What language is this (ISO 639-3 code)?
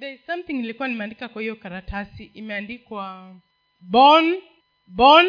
swa